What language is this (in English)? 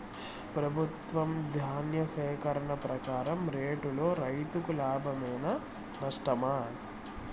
Telugu